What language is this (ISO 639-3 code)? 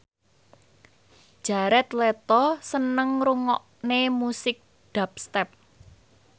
jav